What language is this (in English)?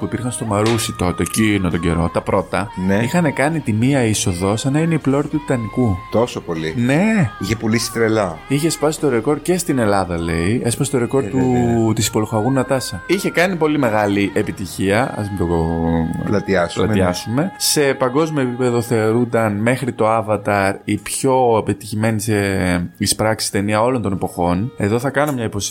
Greek